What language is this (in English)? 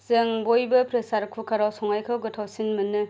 Bodo